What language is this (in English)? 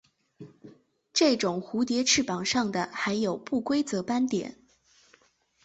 Chinese